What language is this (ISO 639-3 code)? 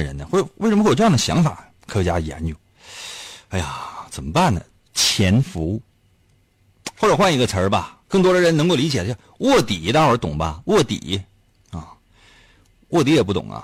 zho